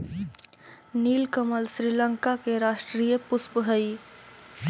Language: Magahi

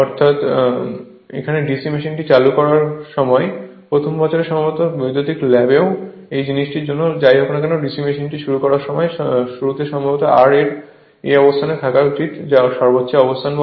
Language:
Bangla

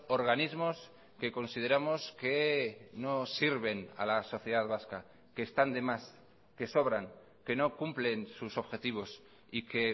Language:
Spanish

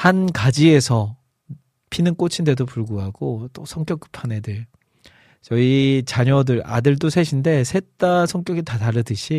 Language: Korean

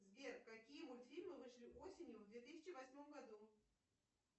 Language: Russian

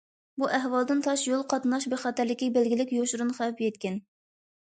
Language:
Uyghur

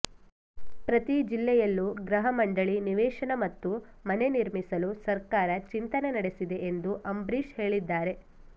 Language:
Kannada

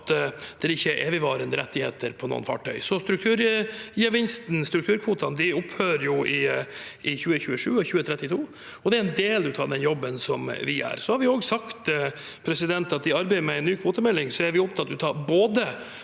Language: Norwegian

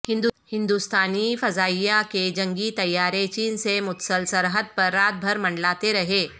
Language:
Urdu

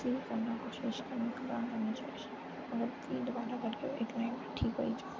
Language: Dogri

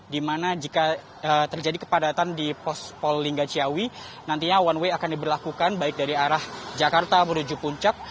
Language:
Indonesian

